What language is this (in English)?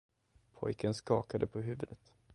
Swedish